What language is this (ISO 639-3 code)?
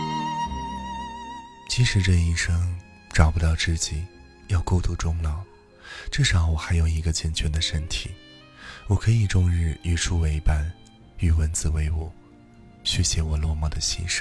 zho